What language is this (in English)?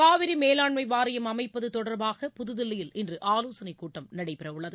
Tamil